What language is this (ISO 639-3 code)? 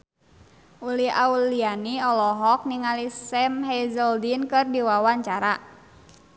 sun